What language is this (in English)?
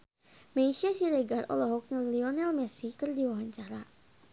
Sundanese